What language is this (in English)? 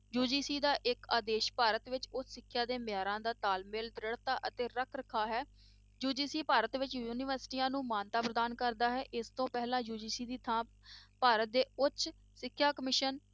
Punjabi